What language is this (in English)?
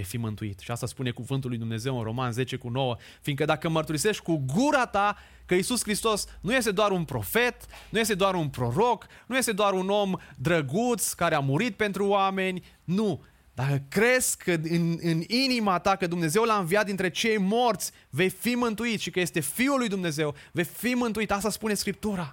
Romanian